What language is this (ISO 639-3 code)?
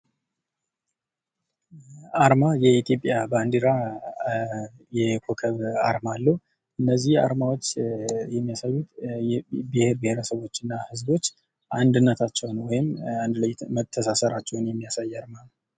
amh